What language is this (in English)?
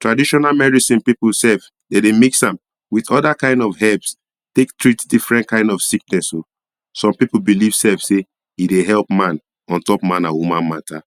Nigerian Pidgin